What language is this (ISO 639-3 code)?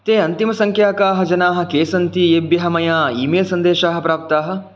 san